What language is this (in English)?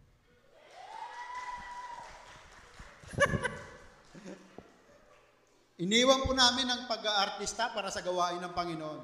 Filipino